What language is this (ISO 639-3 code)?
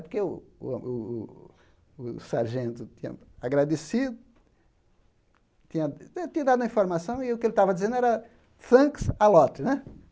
por